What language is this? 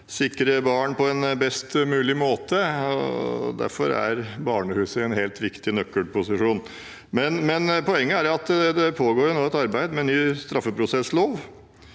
Norwegian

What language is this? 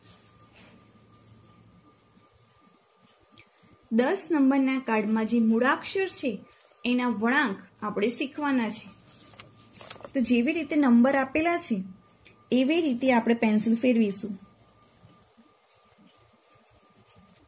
Gujarati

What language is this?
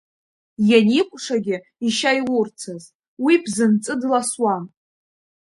Abkhazian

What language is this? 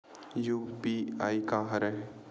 Chhattisgarhi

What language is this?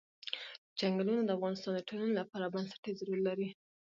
Pashto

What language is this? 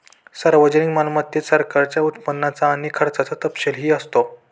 Marathi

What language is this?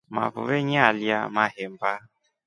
Rombo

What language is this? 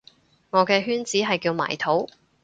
Cantonese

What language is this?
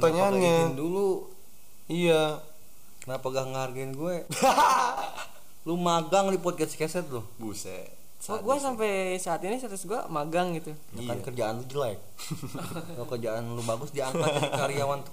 Indonesian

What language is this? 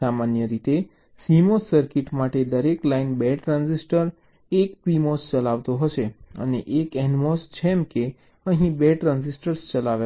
Gujarati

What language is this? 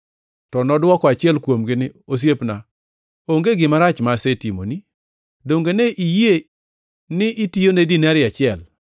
Luo (Kenya and Tanzania)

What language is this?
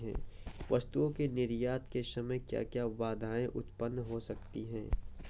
Hindi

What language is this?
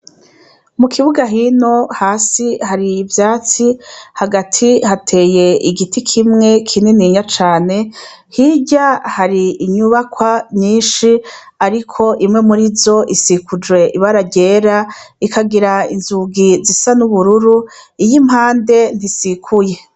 Rundi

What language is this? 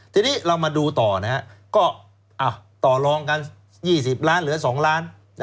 Thai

